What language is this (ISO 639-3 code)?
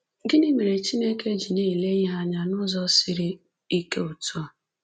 ibo